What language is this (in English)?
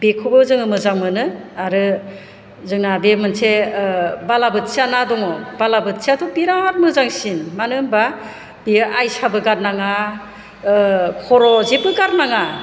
Bodo